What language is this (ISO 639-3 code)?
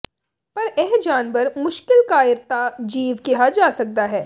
pan